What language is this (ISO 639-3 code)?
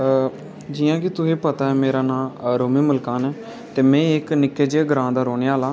doi